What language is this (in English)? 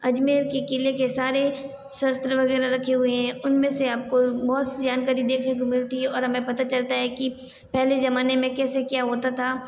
Hindi